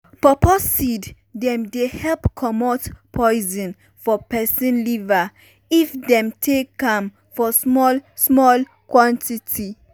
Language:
Nigerian Pidgin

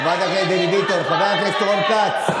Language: Hebrew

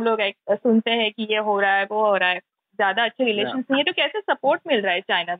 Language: Marathi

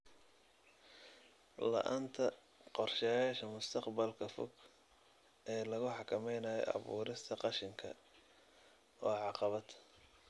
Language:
Somali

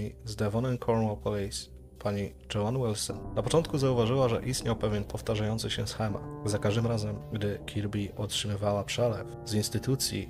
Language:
Polish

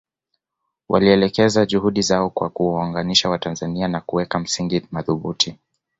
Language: Swahili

